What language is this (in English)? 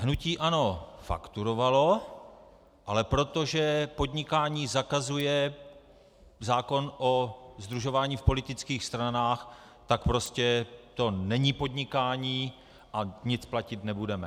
Czech